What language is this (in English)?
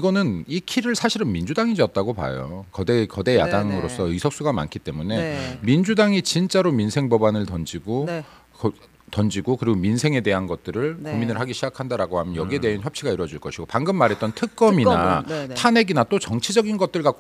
Korean